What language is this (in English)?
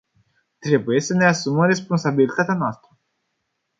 Romanian